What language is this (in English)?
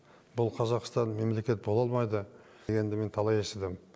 Kazakh